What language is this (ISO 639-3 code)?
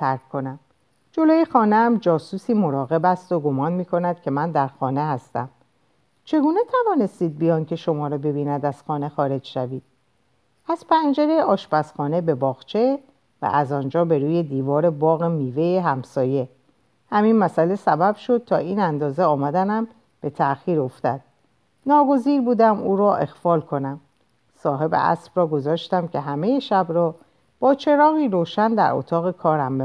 fas